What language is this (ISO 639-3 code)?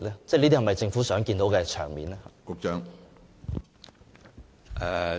yue